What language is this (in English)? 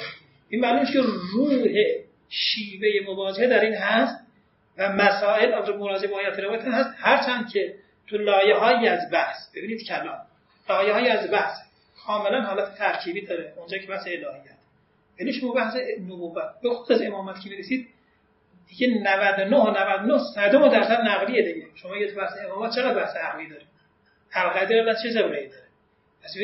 Persian